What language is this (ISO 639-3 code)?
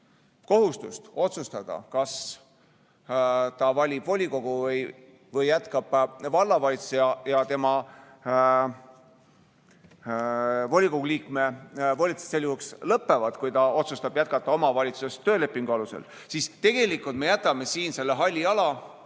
est